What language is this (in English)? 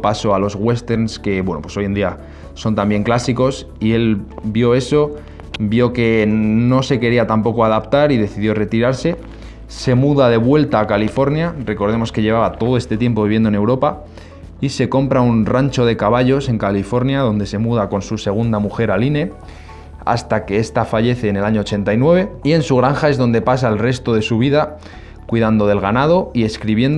Spanish